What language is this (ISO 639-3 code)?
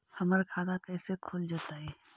mag